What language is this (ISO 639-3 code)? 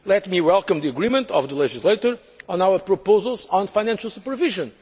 eng